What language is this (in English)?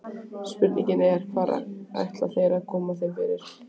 Icelandic